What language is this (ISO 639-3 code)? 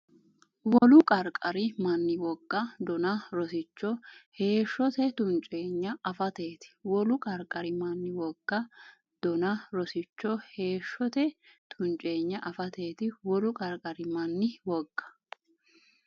sid